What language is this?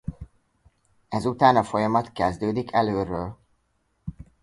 Hungarian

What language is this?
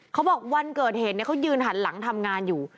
Thai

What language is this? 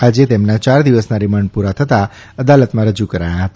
Gujarati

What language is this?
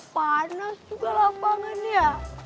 Indonesian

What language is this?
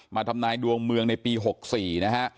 Thai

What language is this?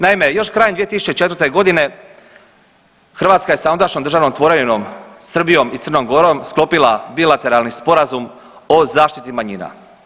Croatian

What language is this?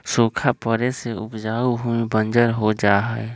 Magahi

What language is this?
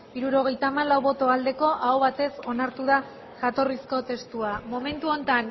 Basque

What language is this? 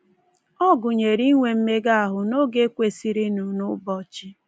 Igbo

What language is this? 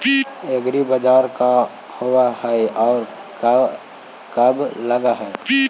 Magahi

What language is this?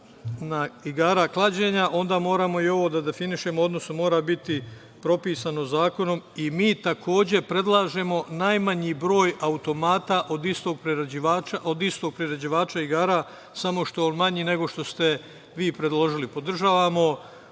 Serbian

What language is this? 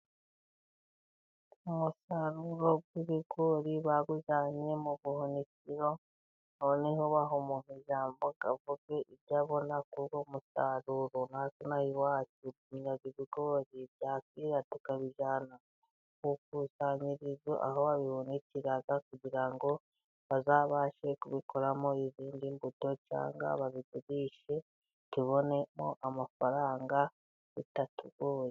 Kinyarwanda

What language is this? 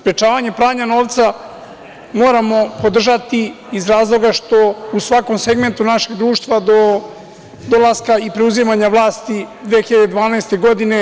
Serbian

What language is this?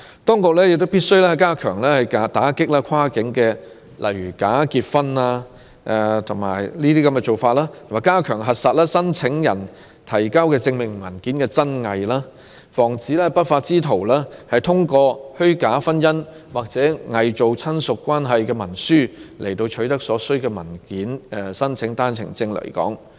Cantonese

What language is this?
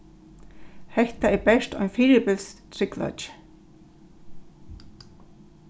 Faroese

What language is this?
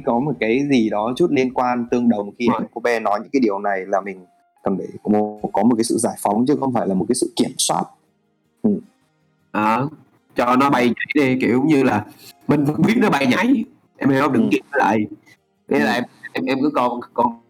Vietnamese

